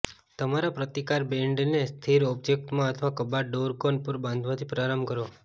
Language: Gujarati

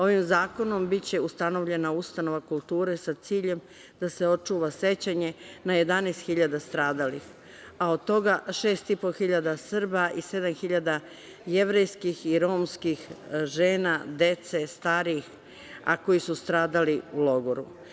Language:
Serbian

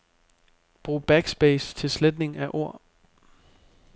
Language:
Danish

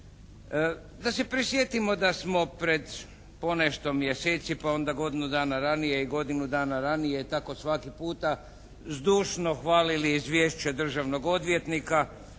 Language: Croatian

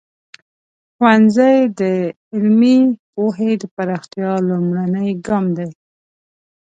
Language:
Pashto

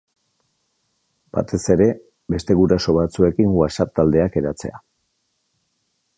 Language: Basque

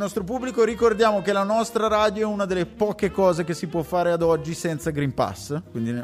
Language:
Italian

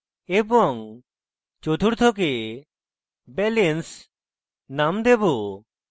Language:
Bangla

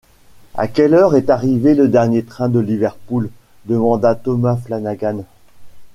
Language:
French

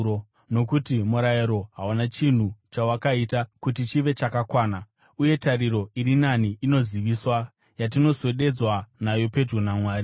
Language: Shona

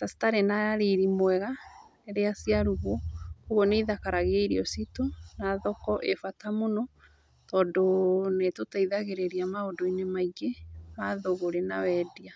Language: Kikuyu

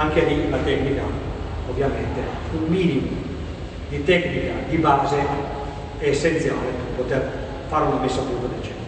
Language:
Italian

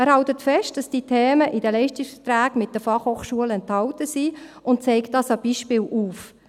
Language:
Swiss German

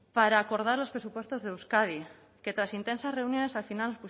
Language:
Spanish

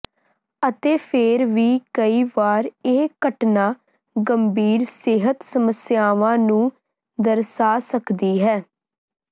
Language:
Punjabi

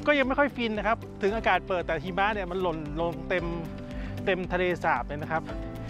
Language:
Thai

